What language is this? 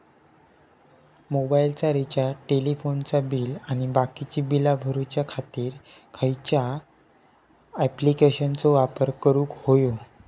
Marathi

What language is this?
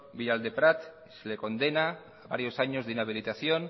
Spanish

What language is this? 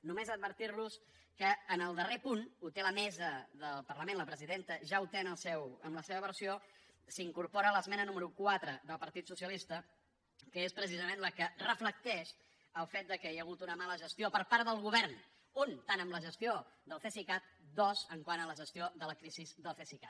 Catalan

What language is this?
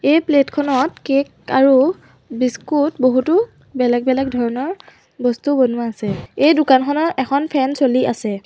Assamese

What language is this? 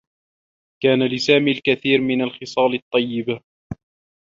Arabic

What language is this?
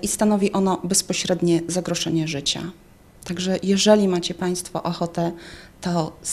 Polish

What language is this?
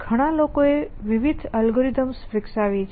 Gujarati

